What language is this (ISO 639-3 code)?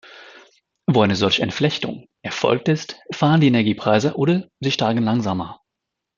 deu